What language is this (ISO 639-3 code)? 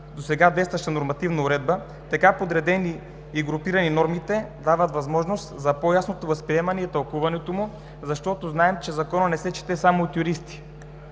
bul